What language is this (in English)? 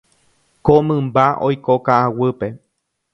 Guarani